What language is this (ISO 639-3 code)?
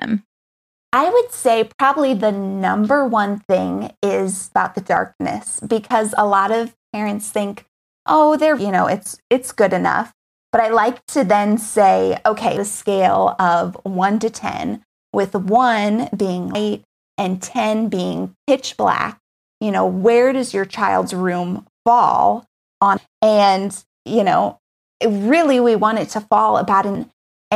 eng